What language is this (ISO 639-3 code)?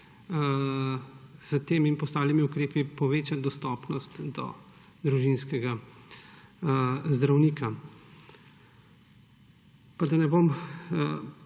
slv